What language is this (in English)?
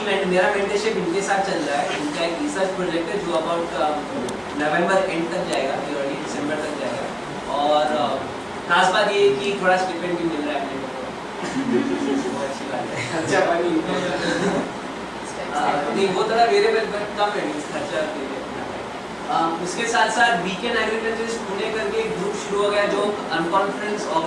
French